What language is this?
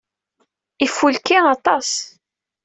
Kabyle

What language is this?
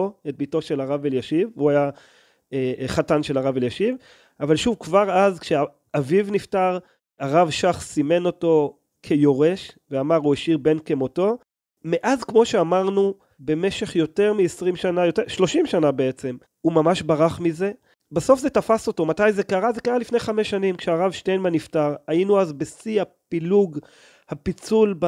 Hebrew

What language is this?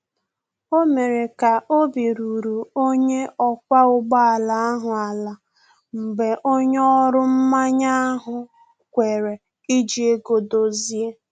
Igbo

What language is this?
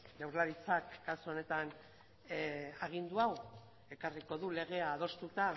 Basque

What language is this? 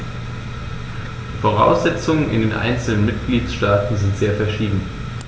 German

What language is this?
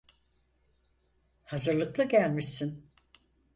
Turkish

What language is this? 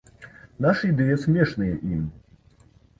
Belarusian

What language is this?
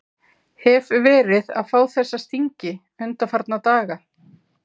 Icelandic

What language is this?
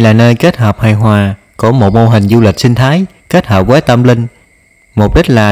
Vietnamese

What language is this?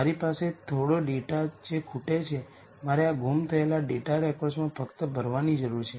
Gujarati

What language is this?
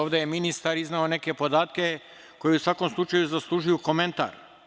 Serbian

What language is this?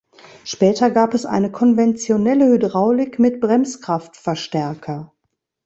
German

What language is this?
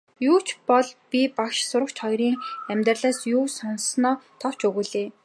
Mongolian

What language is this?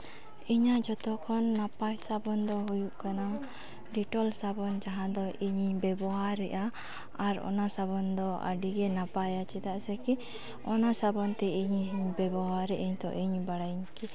Santali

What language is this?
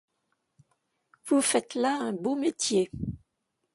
French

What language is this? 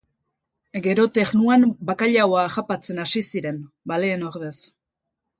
Basque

